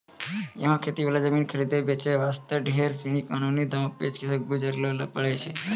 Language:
Maithili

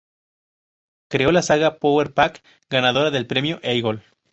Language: Spanish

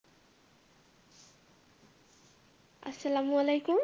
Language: Bangla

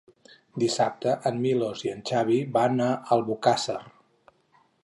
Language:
Catalan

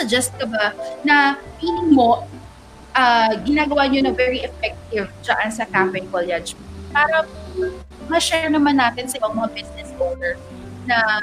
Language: Filipino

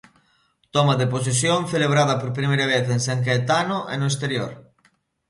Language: Galician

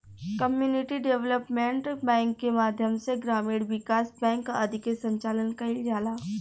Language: Bhojpuri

